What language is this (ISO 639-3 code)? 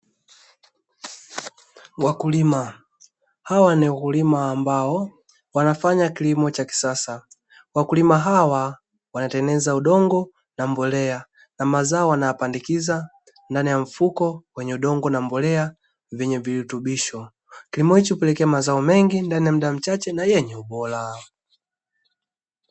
swa